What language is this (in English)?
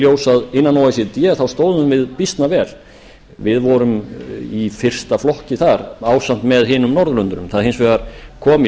Icelandic